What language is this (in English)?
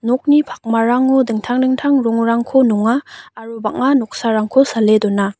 Garo